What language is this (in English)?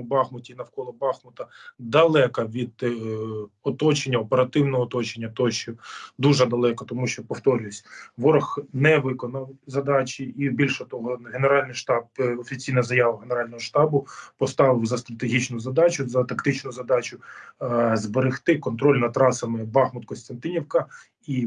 Ukrainian